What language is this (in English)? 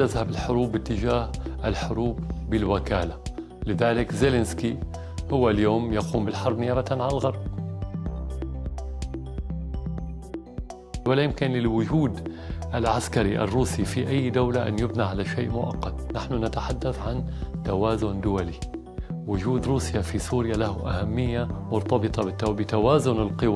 Arabic